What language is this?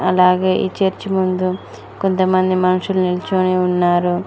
Telugu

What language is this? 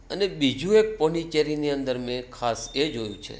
Gujarati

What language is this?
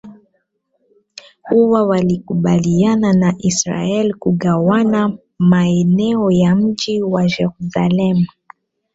Swahili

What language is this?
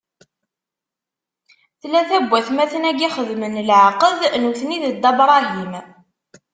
Kabyle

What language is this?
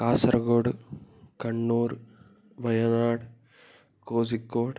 Sanskrit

